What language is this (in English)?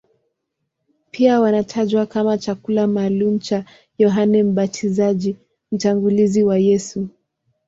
Swahili